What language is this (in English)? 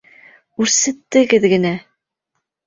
Bashkir